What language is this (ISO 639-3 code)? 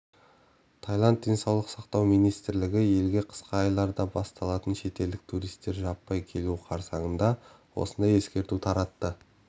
kaz